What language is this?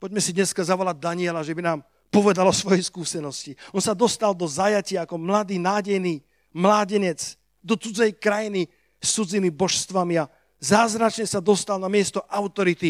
Slovak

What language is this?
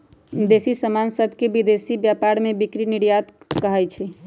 Magahi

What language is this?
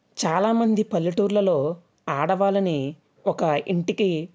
Telugu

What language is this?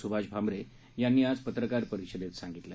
Marathi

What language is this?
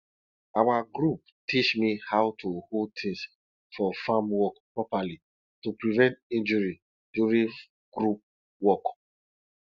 Nigerian Pidgin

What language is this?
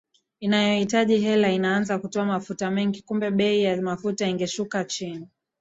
Swahili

